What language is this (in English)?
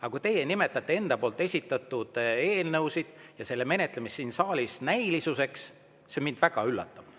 Estonian